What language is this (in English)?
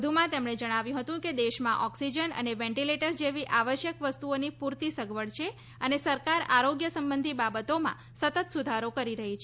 Gujarati